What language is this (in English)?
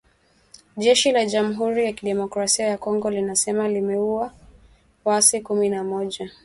Swahili